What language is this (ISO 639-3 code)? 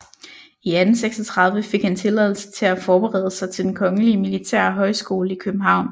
dan